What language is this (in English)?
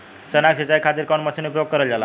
Bhojpuri